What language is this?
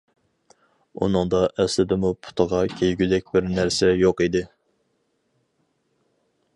Uyghur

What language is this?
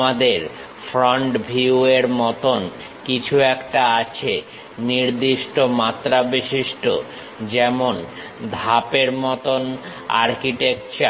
Bangla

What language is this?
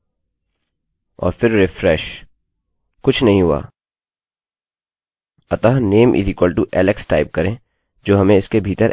Hindi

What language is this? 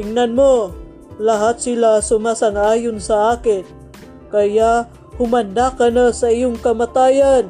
Filipino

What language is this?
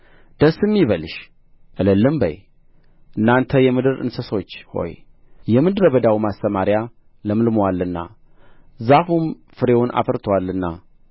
Amharic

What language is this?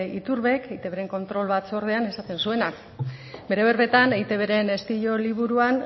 Basque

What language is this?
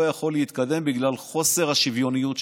Hebrew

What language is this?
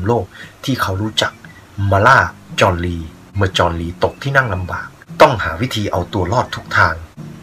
Thai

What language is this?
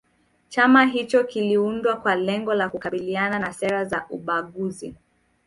Swahili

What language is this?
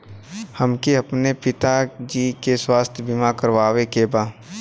Bhojpuri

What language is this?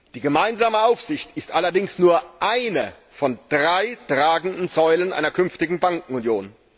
German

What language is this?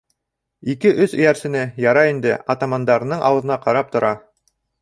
Bashkir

